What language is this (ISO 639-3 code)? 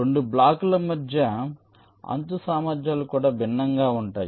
tel